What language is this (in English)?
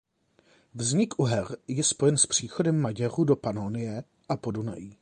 Czech